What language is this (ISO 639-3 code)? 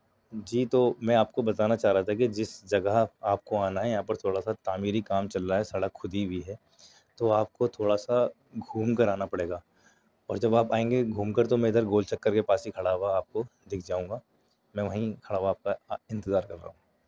urd